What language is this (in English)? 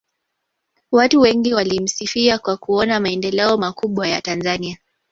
Swahili